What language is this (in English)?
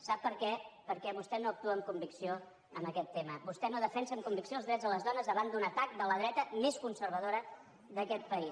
Catalan